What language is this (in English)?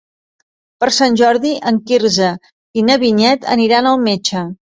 Catalan